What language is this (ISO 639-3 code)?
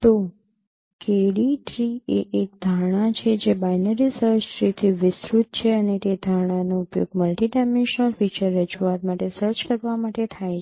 guj